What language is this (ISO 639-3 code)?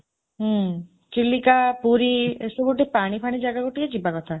ori